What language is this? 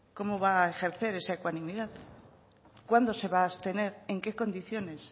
Spanish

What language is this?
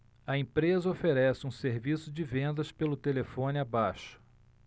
Portuguese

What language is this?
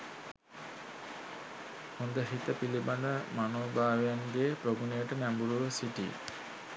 Sinhala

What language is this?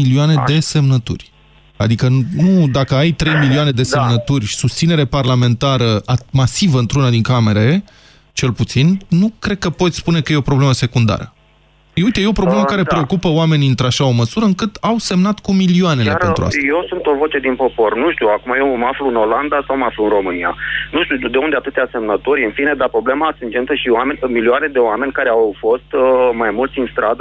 Romanian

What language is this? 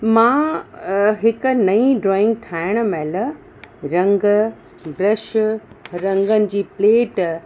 Sindhi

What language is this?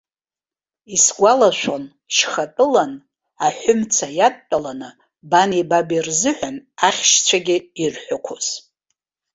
Abkhazian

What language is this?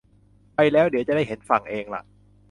Thai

